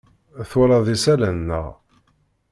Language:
Kabyle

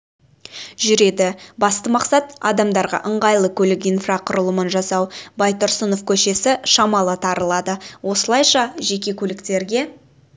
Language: Kazakh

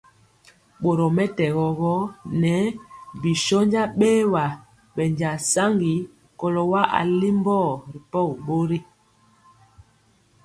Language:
Mpiemo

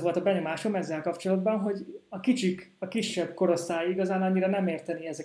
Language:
Hungarian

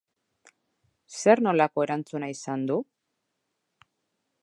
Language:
Basque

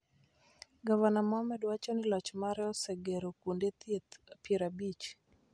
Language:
Luo (Kenya and Tanzania)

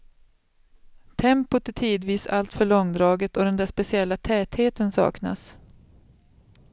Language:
Swedish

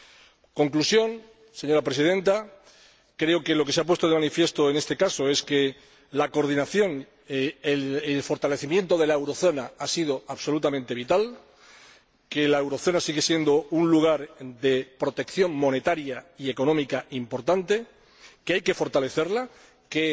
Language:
Spanish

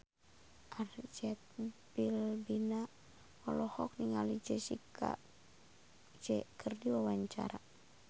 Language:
Sundanese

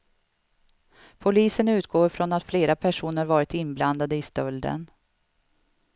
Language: Swedish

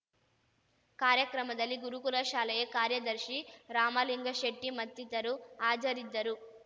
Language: Kannada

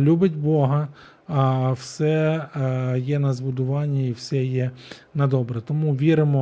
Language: Ukrainian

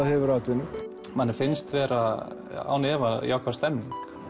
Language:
Icelandic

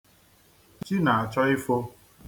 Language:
Igbo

